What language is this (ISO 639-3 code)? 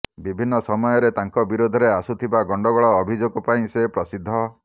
ori